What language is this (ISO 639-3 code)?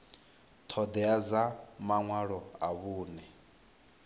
ven